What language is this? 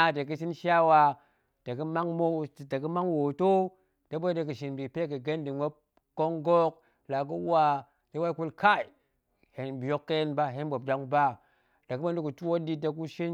Goemai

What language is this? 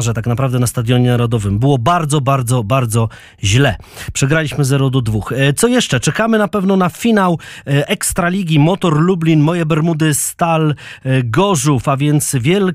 Polish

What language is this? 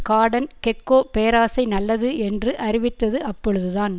Tamil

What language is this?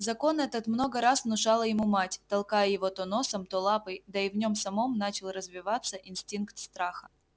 Russian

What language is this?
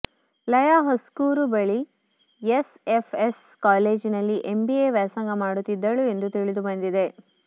Kannada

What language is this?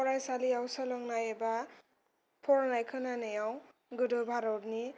Bodo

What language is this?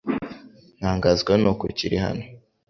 Kinyarwanda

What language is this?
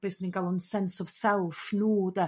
Welsh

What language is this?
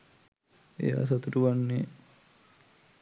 Sinhala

